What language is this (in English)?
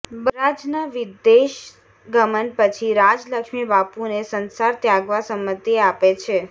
Gujarati